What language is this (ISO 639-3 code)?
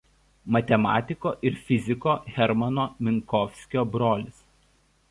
lit